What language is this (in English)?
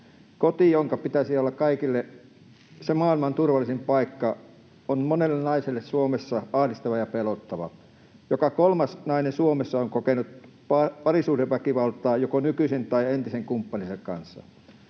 Finnish